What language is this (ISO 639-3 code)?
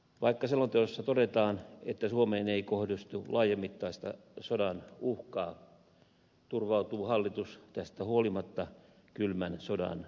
fin